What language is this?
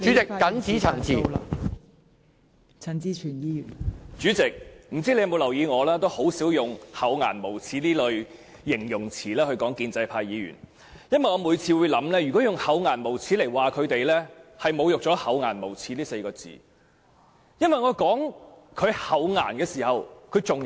Cantonese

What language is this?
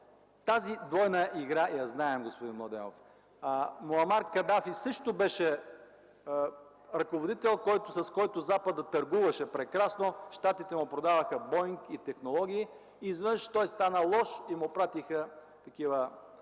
Bulgarian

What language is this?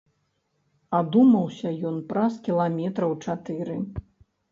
Belarusian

